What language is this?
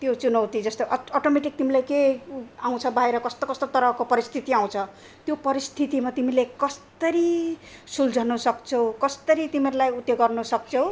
Nepali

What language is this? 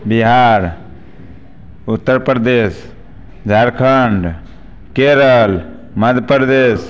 Maithili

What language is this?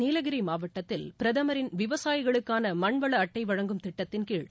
Tamil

